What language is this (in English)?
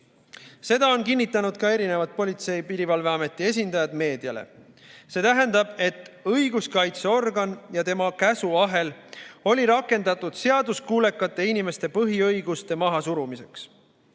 Estonian